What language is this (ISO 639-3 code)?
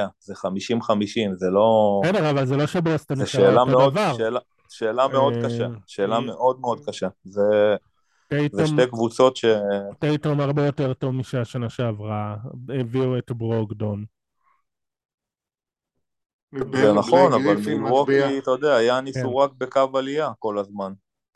heb